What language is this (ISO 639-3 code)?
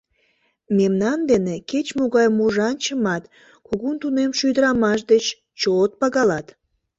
chm